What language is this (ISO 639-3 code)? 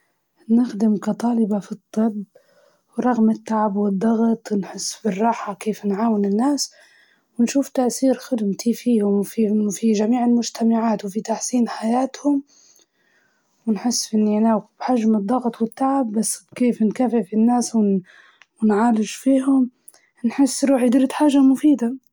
ayl